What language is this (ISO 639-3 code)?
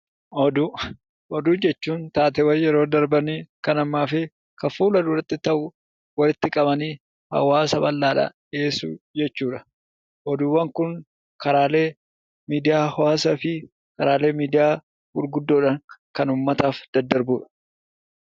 orm